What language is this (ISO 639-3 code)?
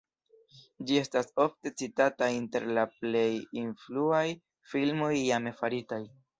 epo